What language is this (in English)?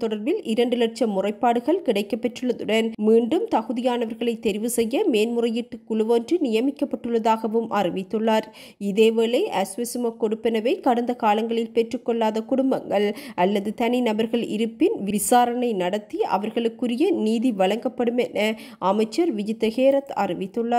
Arabic